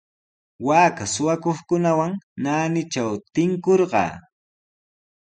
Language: Sihuas Ancash Quechua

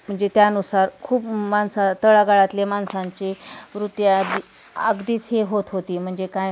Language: Marathi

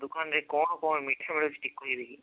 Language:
Odia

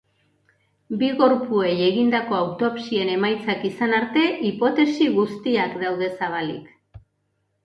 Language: Basque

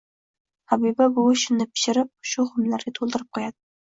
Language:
Uzbek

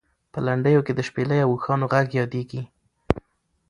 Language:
Pashto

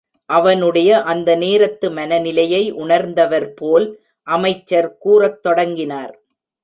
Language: Tamil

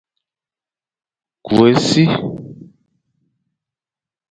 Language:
Fang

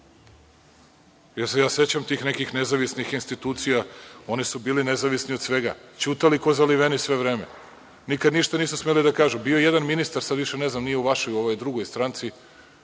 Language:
Serbian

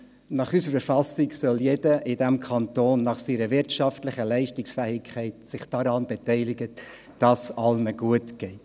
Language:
Swiss German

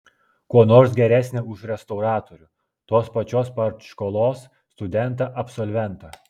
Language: Lithuanian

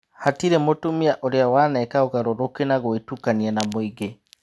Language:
Kikuyu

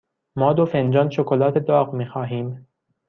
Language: Persian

